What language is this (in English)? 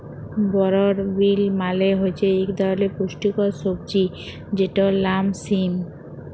Bangla